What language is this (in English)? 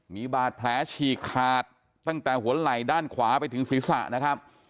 Thai